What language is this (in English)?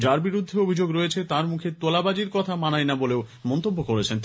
Bangla